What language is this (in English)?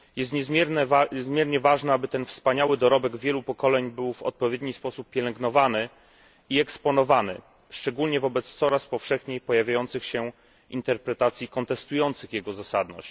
Polish